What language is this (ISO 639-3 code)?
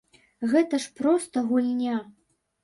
bel